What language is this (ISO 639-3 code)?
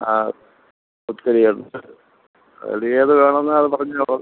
mal